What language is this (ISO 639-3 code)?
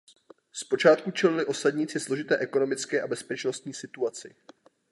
ces